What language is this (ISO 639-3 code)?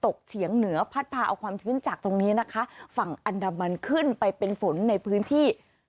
tha